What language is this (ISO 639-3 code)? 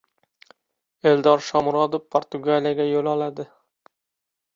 uzb